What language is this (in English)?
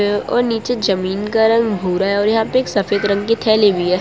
Hindi